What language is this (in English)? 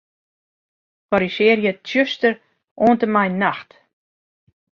Western Frisian